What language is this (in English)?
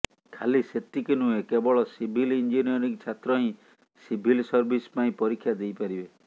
Odia